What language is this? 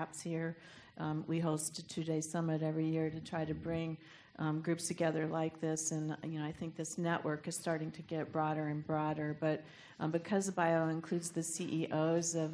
English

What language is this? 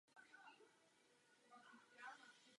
Czech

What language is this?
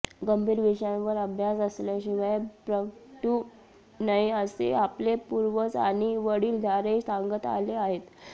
Marathi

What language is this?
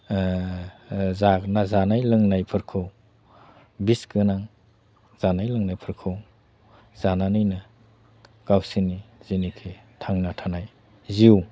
Bodo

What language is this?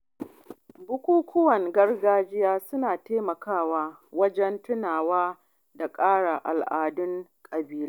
Hausa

